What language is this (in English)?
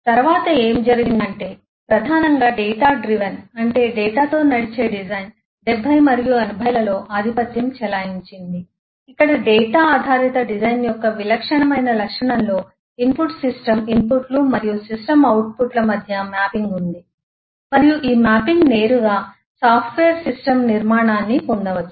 Telugu